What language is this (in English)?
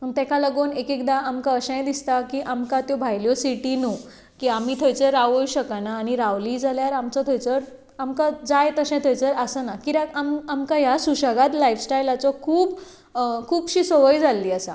Konkani